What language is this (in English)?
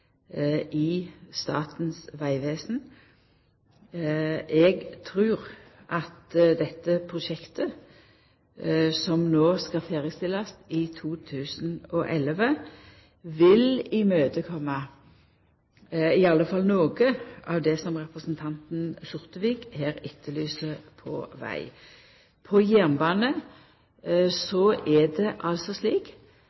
Norwegian Nynorsk